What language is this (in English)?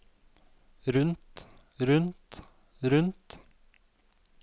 Norwegian